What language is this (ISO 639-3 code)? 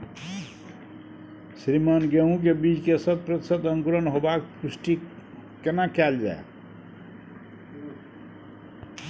mai